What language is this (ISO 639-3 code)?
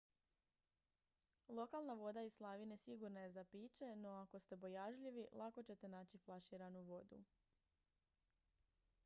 hrv